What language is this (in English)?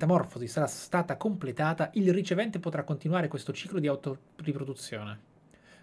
Italian